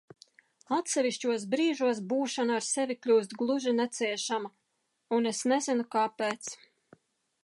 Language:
Latvian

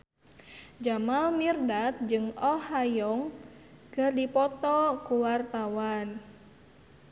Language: Sundanese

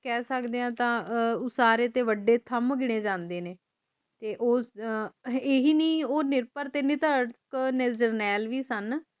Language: Punjabi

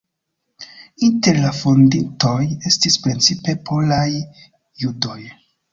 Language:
Esperanto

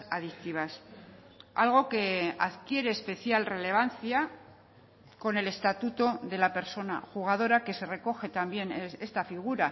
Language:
Spanish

